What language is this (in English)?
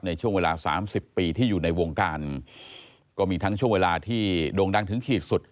Thai